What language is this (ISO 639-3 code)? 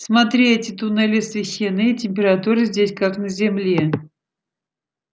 rus